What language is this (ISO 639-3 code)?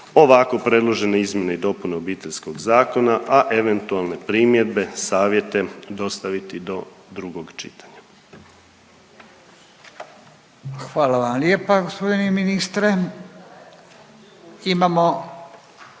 hrv